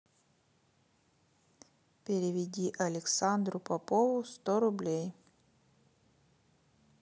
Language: Russian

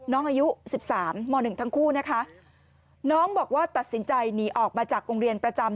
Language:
Thai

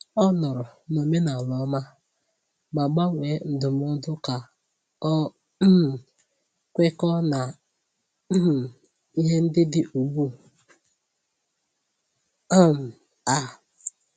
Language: Igbo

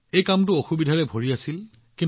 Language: Assamese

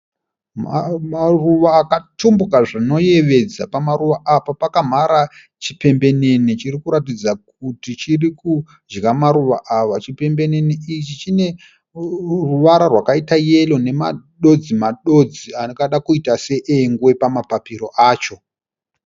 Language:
Shona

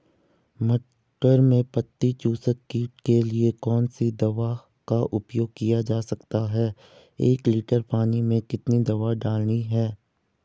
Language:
Hindi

